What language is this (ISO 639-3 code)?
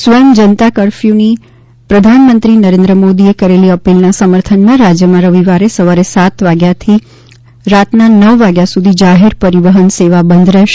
guj